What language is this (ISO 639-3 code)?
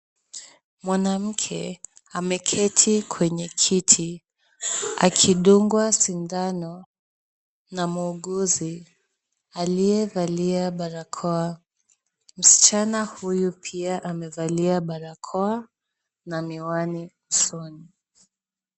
swa